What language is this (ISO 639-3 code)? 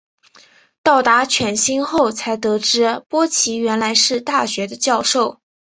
zho